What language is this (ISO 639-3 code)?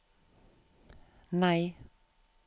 nor